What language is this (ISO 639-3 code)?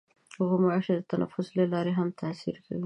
pus